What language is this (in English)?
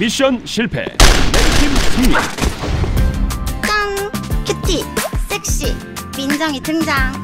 Korean